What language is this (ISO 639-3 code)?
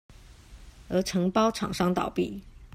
zho